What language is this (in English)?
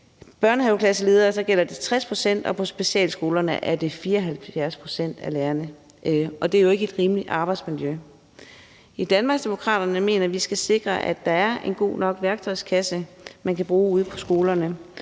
Danish